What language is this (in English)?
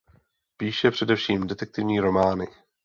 Czech